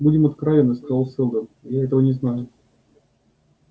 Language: Russian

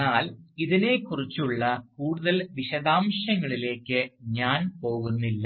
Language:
Malayalam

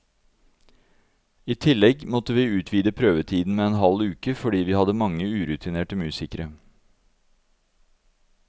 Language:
Norwegian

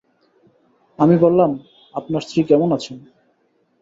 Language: Bangla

